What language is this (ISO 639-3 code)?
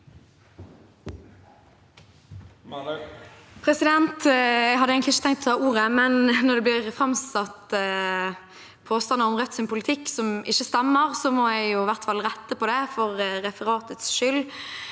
nor